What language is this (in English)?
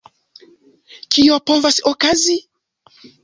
Esperanto